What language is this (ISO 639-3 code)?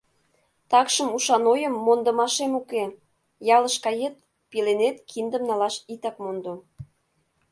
chm